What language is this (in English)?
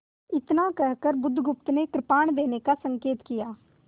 Hindi